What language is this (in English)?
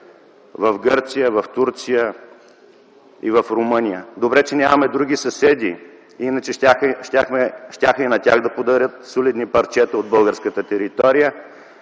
Bulgarian